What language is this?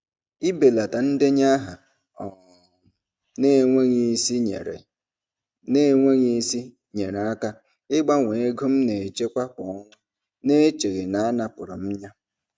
Igbo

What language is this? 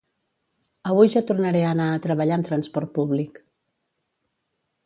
Catalan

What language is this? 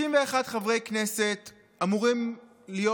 Hebrew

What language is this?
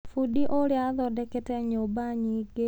Kikuyu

